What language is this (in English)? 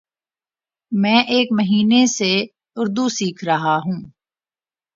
Urdu